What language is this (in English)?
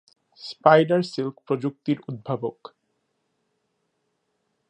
Bangla